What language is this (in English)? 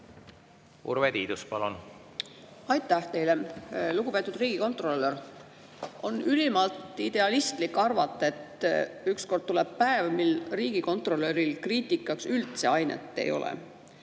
Estonian